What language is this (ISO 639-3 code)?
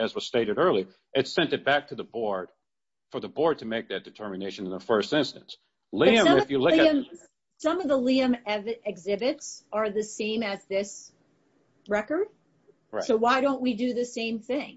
eng